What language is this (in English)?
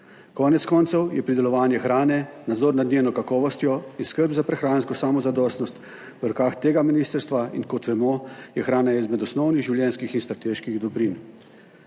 Slovenian